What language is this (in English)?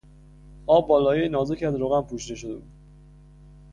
Persian